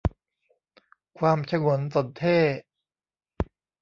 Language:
Thai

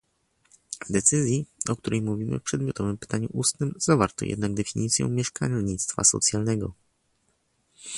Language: Polish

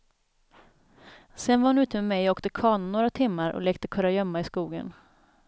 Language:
Swedish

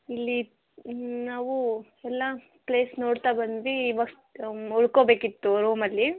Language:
Kannada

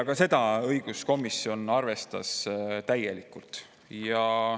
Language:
Estonian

